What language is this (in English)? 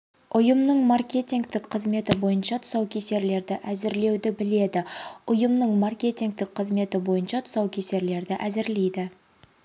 Kazakh